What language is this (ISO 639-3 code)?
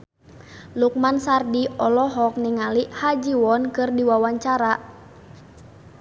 sun